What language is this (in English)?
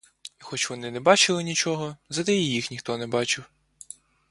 Ukrainian